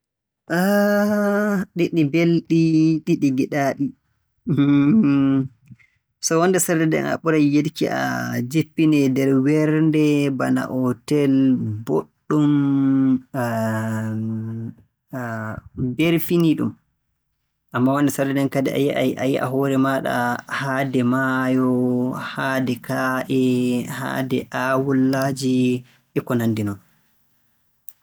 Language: Borgu Fulfulde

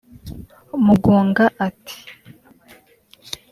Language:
Kinyarwanda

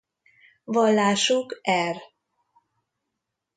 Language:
Hungarian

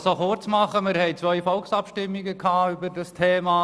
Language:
Swiss German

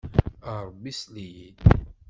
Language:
Kabyle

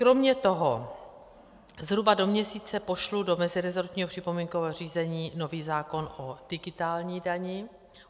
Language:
Czech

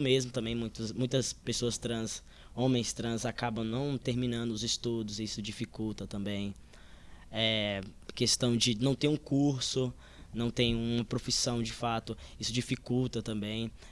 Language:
Portuguese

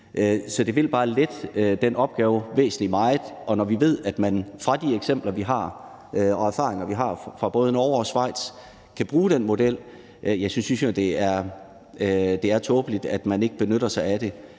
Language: Danish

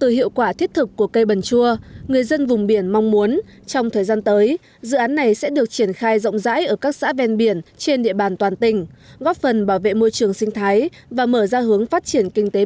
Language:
Vietnamese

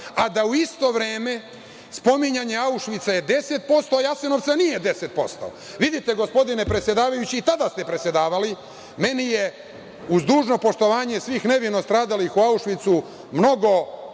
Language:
Serbian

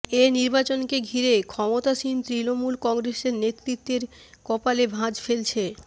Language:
Bangla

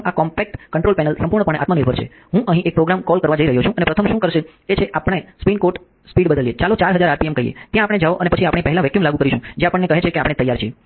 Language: Gujarati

